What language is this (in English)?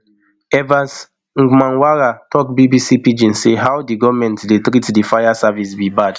Nigerian Pidgin